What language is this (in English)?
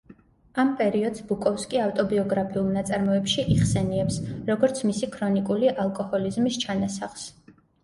Georgian